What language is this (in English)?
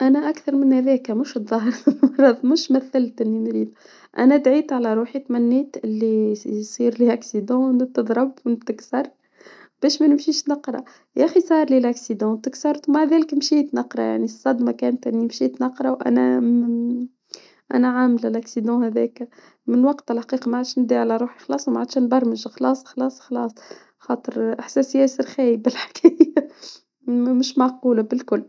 Tunisian Arabic